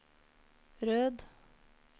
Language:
Norwegian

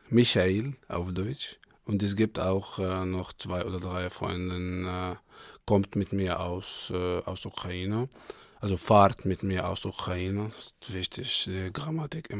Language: German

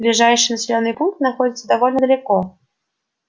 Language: Russian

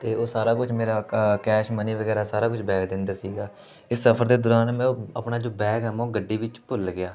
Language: Punjabi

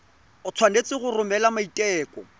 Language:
Tswana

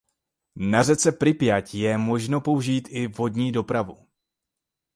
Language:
Czech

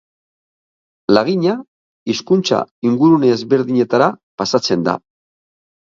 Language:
Basque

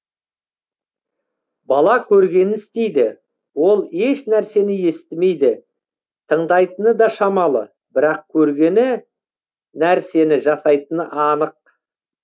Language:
Kazakh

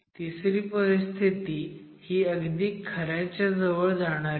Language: Marathi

